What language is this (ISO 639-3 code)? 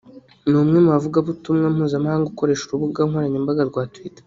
kin